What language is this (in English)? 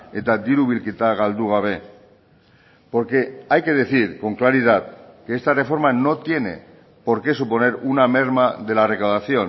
Spanish